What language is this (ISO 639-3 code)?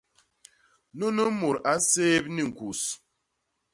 bas